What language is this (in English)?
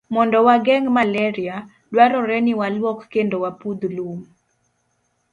Luo (Kenya and Tanzania)